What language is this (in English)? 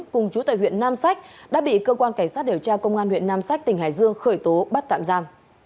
Vietnamese